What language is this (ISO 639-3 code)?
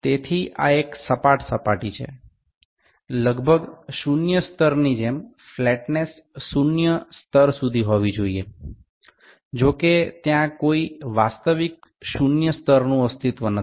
ben